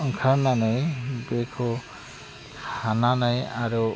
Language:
Bodo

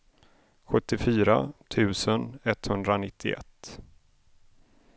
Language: Swedish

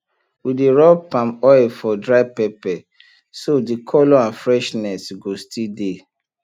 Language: Nigerian Pidgin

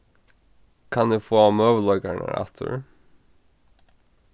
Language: Faroese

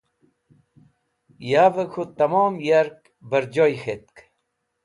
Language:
Wakhi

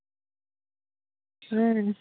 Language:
Santali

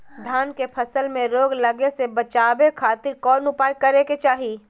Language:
Magahi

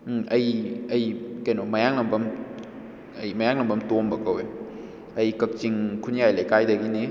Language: Manipuri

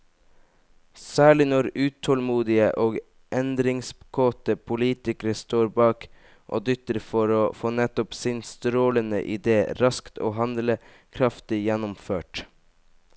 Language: Norwegian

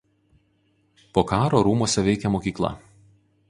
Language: Lithuanian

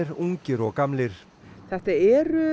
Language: Icelandic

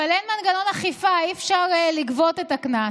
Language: Hebrew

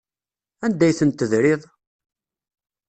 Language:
Kabyle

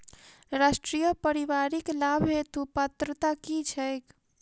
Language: Maithili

